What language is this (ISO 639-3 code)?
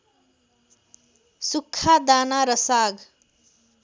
nep